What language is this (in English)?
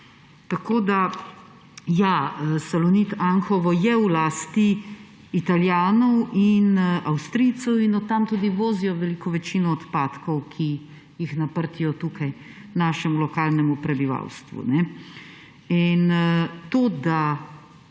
Slovenian